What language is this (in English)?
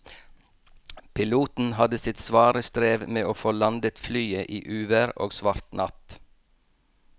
Norwegian